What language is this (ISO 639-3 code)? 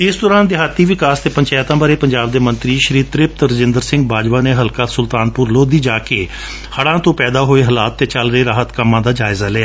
pan